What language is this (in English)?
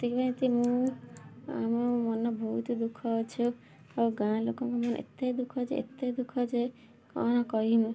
Odia